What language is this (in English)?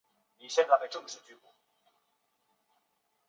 Chinese